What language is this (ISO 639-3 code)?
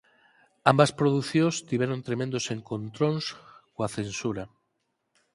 glg